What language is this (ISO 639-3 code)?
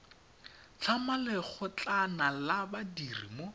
tsn